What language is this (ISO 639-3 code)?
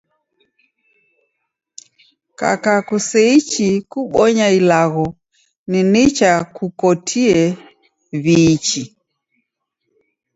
dav